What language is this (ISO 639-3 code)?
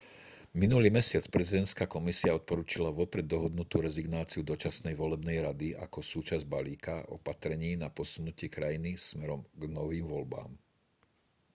slk